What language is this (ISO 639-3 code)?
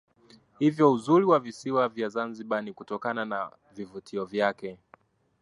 swa